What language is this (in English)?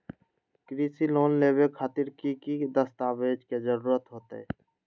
Magahi